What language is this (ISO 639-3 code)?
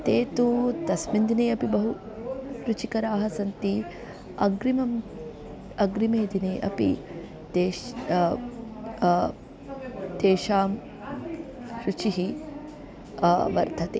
san